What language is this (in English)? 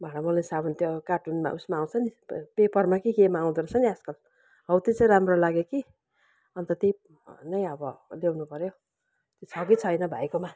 Nepali